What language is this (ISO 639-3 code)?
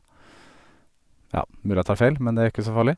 nor